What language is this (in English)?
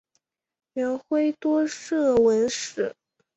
Chinese